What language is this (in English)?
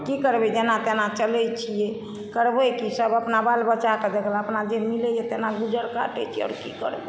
Maithili